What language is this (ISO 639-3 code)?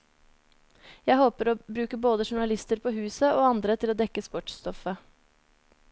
nor